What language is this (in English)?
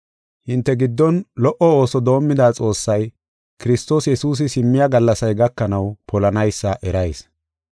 Gofa